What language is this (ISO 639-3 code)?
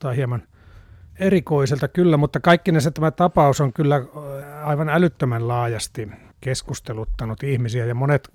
fin